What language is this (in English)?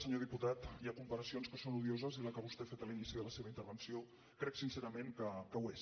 Catalan